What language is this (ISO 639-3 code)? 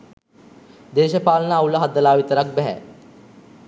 sin